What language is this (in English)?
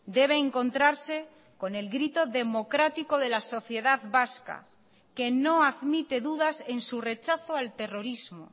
Spanish